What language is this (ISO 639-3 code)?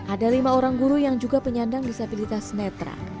ind